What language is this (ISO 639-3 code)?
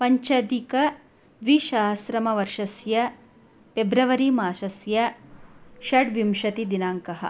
san